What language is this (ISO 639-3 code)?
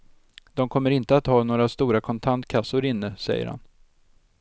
swe